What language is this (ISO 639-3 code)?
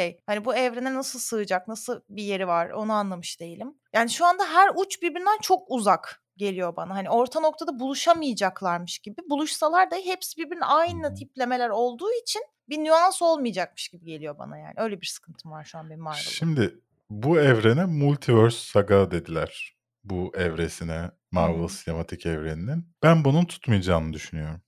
tur